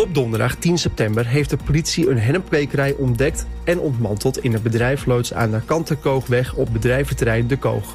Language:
Dutch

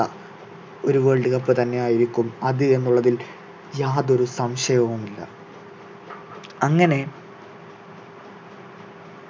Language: Malayalam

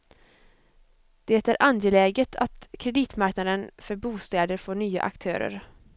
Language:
Swedish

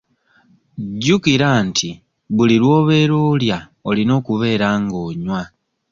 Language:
Ganda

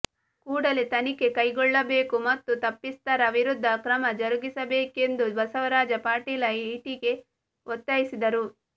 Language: Kannada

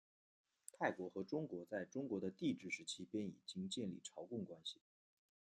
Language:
Chinese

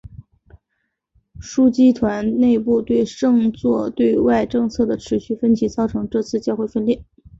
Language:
Chinese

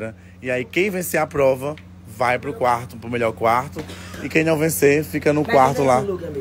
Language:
Portuguese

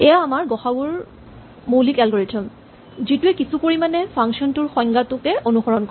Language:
Assamese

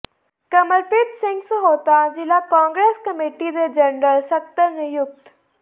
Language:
Punjabi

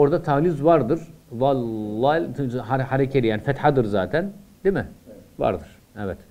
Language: Turkish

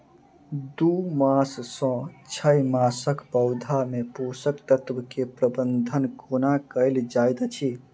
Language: Maithili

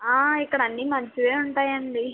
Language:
Telugu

